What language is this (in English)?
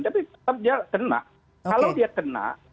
Indonesian